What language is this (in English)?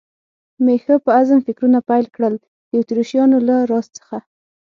Pashto